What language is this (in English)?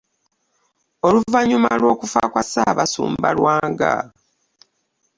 Ganda